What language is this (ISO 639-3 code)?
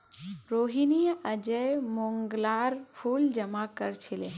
mag